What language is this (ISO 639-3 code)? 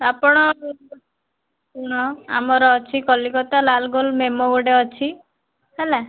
ori